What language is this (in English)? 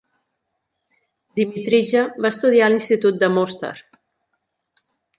Catalan